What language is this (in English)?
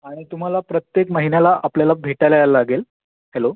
Marathi